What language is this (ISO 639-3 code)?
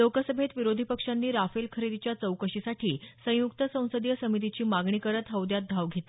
mar